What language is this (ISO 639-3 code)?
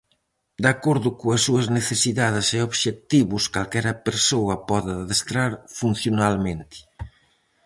glg